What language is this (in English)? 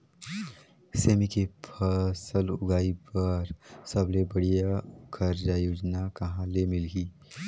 Chhattisgarhi